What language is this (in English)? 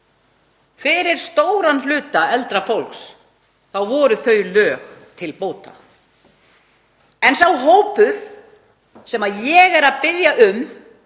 Icelandic